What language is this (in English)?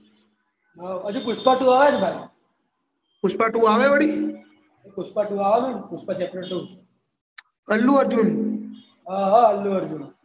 Gujarati